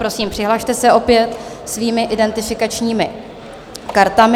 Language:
Czech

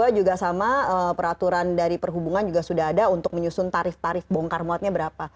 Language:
Indonesian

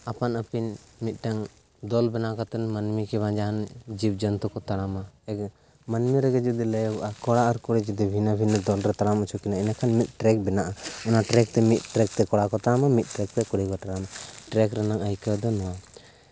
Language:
Santali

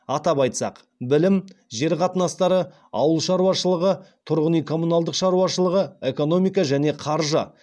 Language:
Kazakh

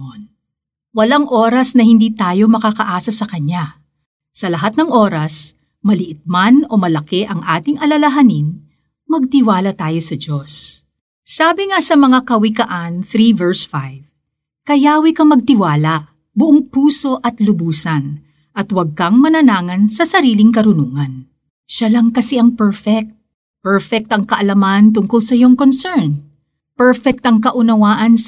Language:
Filipino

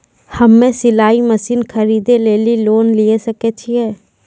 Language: Maithili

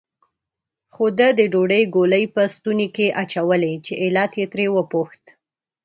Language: Pashto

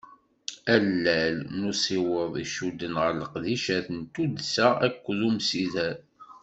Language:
Kabyle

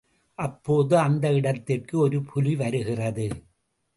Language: Tamil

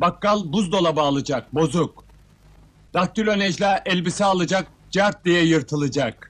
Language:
Turkish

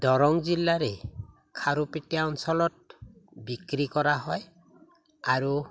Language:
Assamese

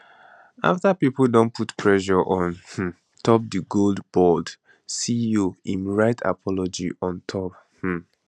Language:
Nigerian Pidgin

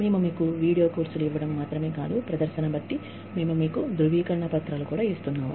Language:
Telugu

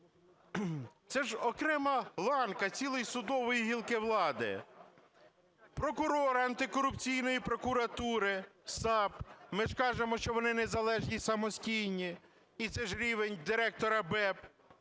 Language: Ukrainian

